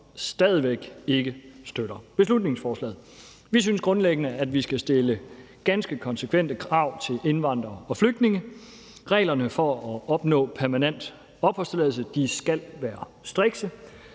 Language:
Danish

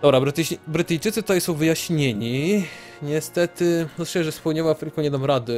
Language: Polish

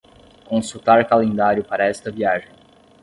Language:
Portuguese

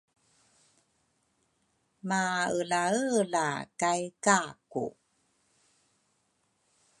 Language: Rukai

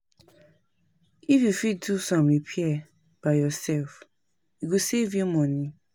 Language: Nigerian Pidgin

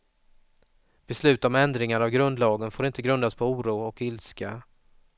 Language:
Swedish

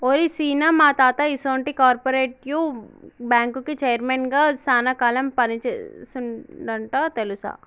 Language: Telugu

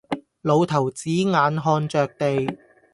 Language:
Cantonese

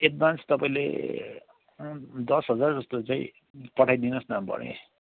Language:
Nepali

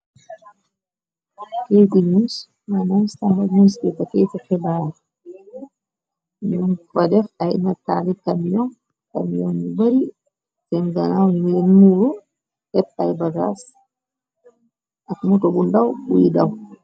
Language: Wolof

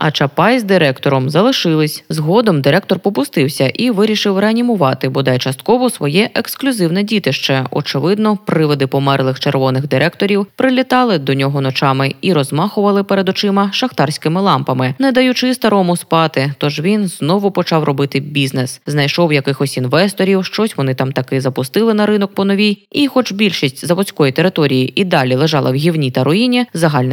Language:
Ukrainian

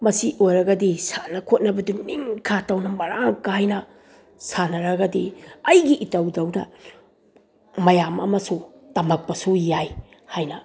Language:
Manipuri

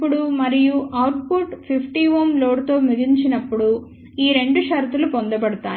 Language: Telugu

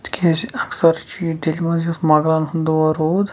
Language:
Kashmiri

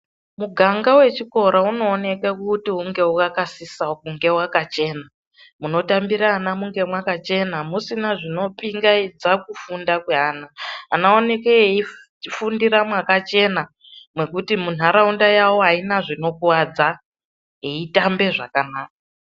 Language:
Ndau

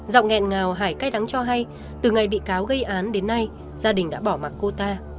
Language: Vietnamese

